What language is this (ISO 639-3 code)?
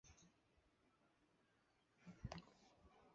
zho